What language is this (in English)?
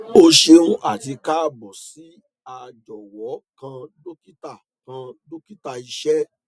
Yoruba